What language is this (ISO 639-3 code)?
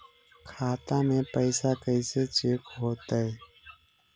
mag